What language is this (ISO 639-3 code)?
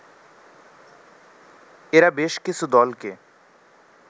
ben